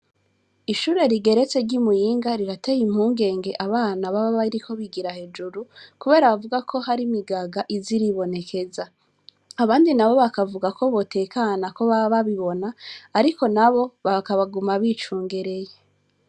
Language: Rundi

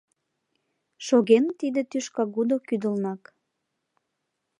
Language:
Mari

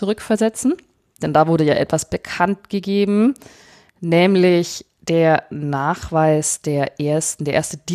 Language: German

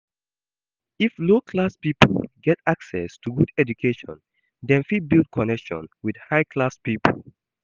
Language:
Nigerian Pidgin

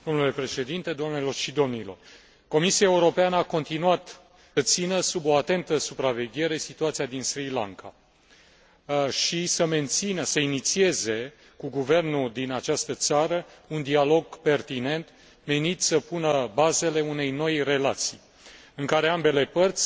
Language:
Romanian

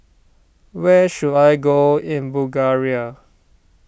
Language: English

